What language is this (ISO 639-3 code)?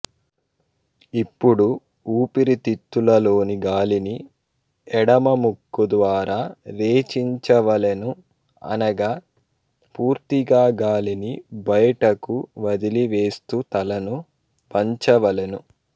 tel